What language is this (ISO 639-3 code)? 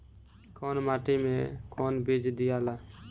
bho